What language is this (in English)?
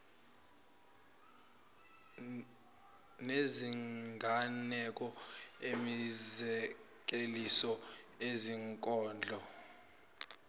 Zulu